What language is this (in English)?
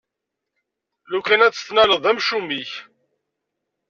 Kabyle